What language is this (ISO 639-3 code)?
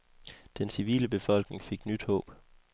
dan